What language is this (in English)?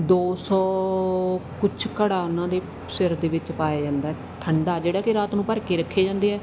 Punjabi